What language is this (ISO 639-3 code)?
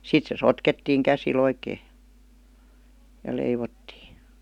fin